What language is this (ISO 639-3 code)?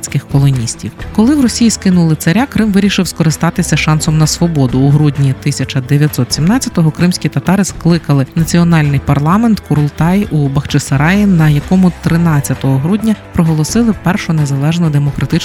ukr